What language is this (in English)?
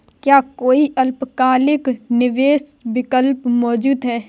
Hindi